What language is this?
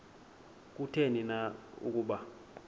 Xhosa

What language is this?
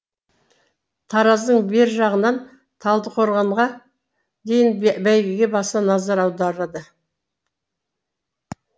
Kazakh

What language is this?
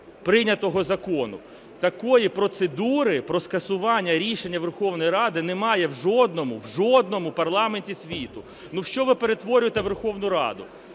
Ukrainian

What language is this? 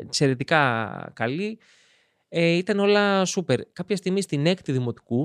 Greek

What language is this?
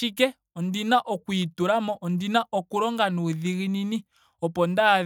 Ndonga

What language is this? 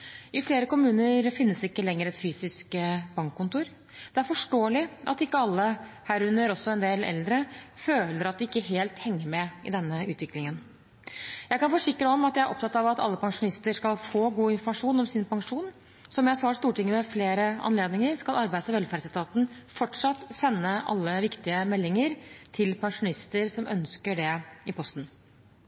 Norwegian Bokmål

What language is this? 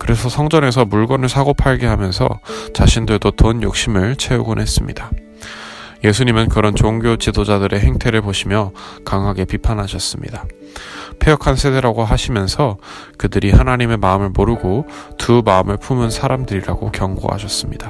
Korean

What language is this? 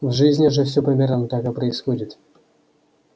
Russian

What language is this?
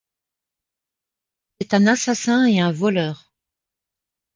French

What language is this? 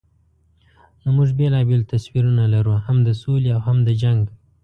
Pashto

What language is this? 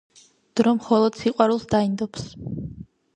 Georgian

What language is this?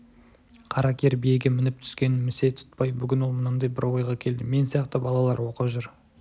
Kazakh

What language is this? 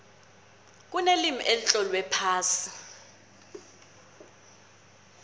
South Ndebele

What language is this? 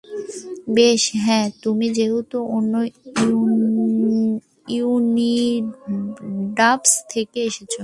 Bangla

